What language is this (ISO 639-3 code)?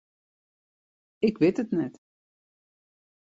fry